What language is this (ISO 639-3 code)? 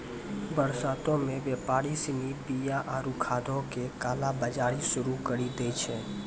mai